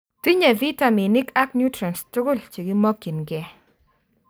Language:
Kalenjin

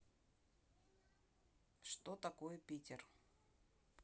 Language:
Russian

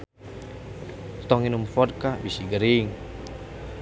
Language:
Sundanese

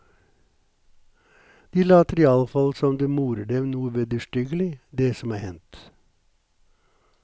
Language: Norwegian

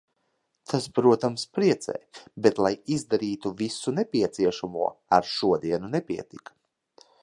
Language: Latvian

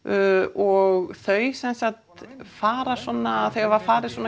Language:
Icelandic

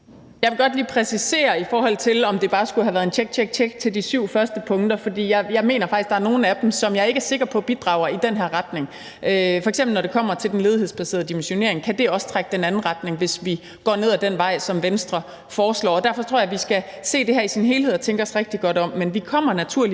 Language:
Danish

